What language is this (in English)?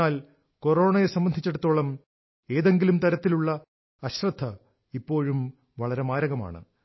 Malayalam